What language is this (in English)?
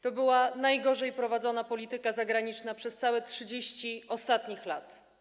Polish